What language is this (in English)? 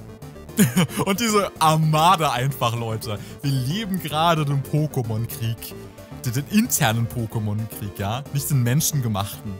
German